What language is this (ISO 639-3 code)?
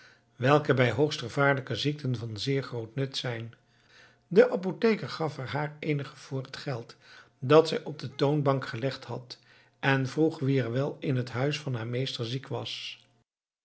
nld